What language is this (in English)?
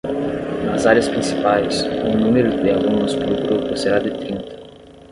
Portuguese